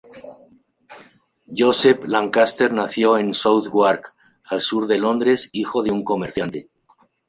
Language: Spanish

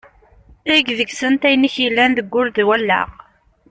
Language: Kabyle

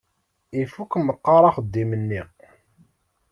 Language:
Kabyle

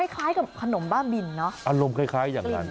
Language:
Thai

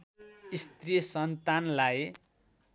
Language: Nepali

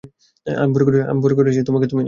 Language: Bangla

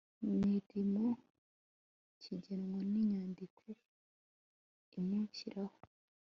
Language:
Kinyarwanda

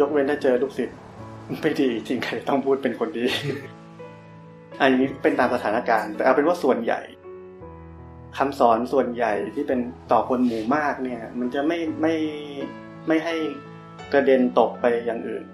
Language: Thai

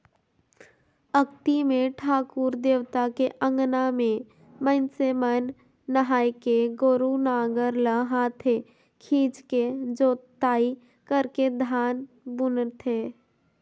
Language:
Chhattisgarhi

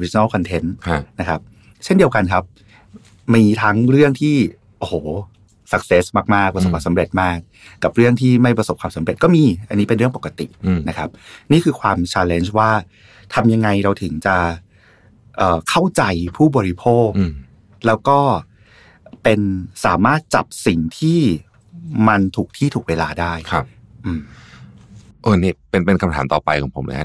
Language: Thai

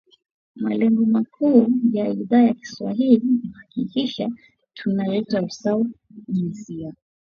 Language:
Swahili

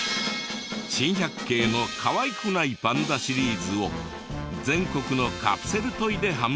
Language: Japanese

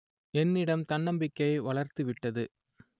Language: Tamil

